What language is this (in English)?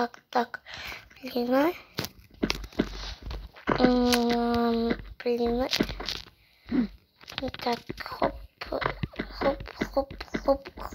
Russian